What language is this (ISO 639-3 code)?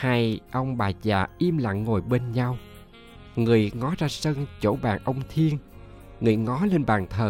vie